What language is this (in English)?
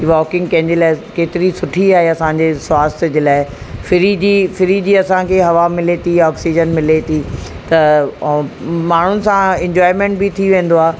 Sindhi